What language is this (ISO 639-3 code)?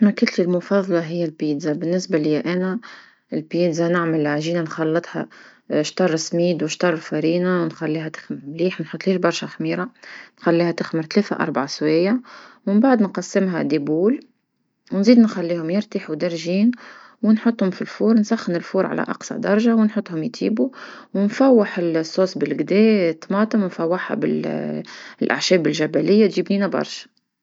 aeb